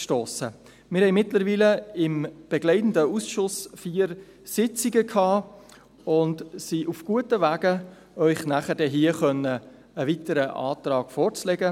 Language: Swiss German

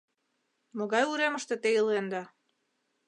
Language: Mari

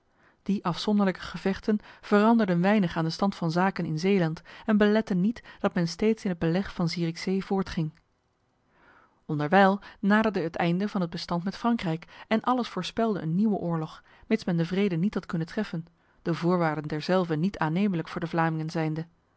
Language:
Dutch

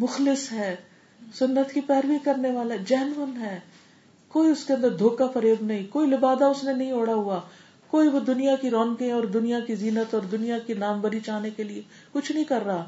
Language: Urdu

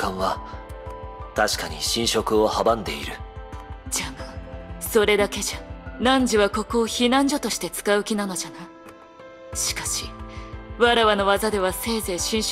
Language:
Japanese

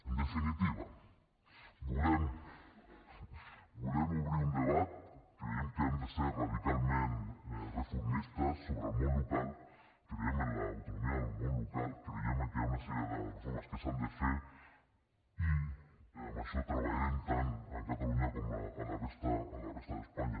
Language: Catalan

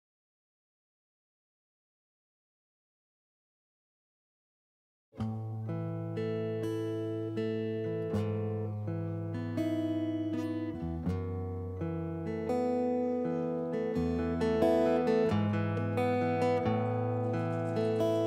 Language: Korean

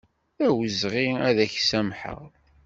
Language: Kabyle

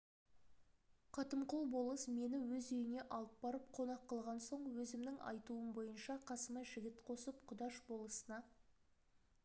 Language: Kazakh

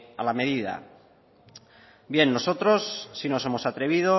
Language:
Spanish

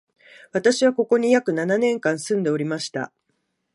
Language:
Japanese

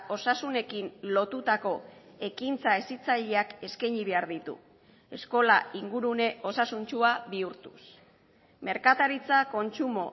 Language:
Basque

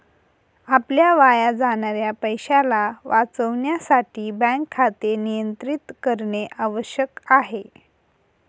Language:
Marathi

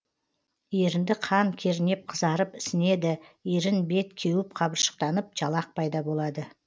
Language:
Kazakh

